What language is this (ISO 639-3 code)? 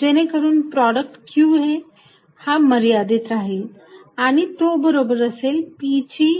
mar